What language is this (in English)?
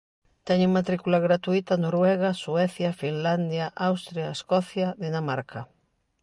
Galician